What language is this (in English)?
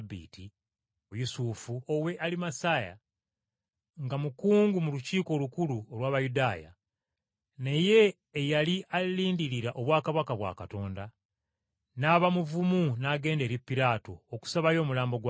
Ganda